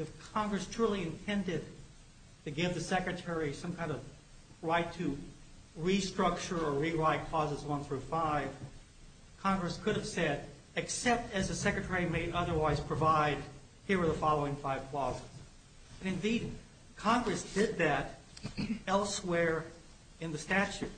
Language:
English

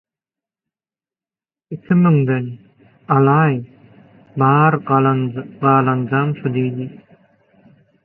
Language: Turkmen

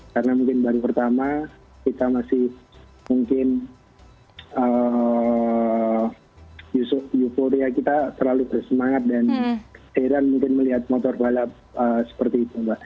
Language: Indonesian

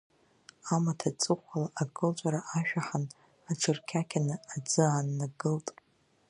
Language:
Abkhazian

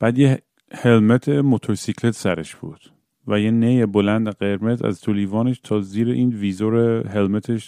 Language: Persian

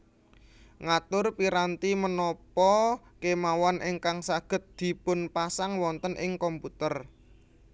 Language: Javanese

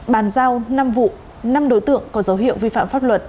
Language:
Vietnamese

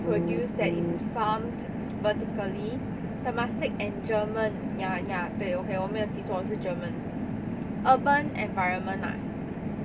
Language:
English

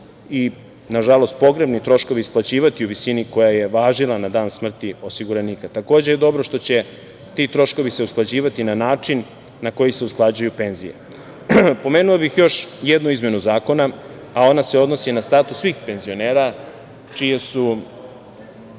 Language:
Serbian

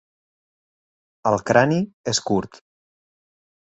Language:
Catalan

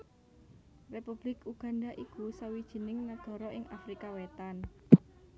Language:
Javanese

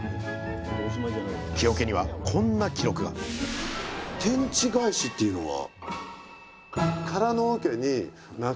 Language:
Japanese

